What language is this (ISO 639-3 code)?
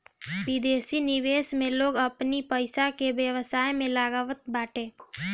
bho